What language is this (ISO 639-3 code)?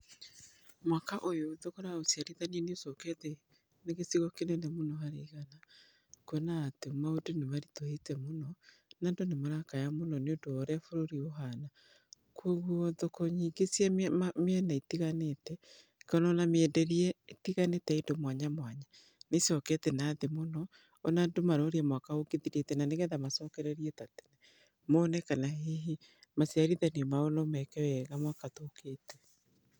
kik